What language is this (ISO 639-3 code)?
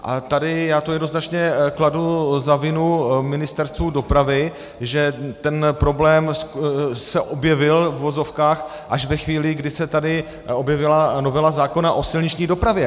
ces